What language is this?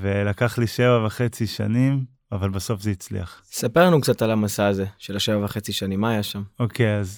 Hebrew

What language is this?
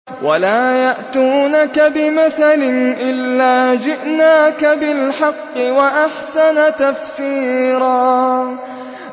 Arabic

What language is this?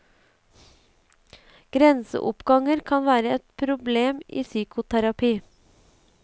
Norwegian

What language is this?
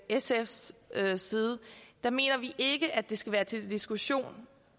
Danish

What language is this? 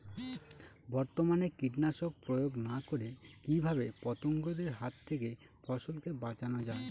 Bangla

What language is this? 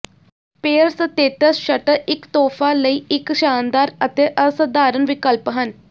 Punjabi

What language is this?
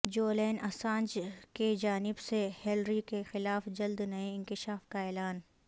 Urdu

